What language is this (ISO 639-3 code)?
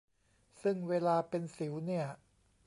tha